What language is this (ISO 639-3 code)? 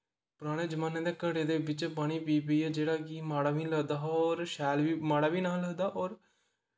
doi